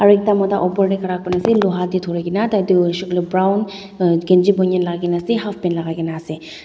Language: Naga Pidgin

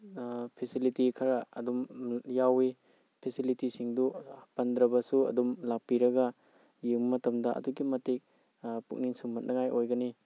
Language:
Manipuri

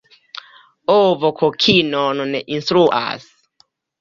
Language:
Esperanto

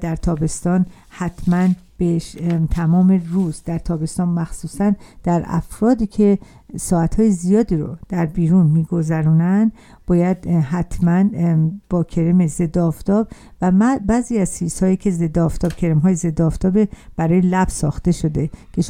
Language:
Persian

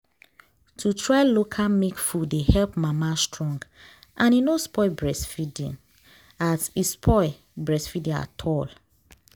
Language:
Nigerian Pidgin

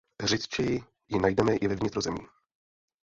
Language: Czech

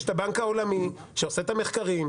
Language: Hebrew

